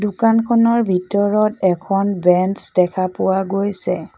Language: Assamese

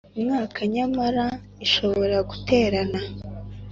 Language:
Kinyarwanda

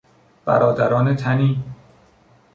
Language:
Persian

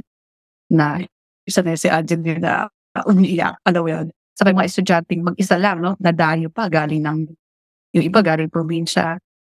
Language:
Filipino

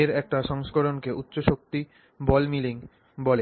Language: Bangla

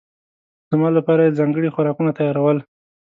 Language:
Pashto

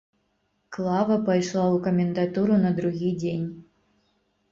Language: Belarusian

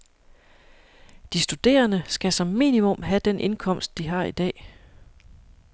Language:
Danish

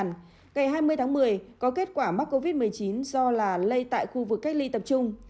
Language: Vietnamese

